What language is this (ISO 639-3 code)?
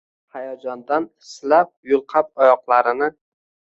uzb